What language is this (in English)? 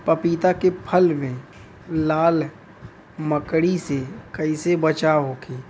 Bhojpuri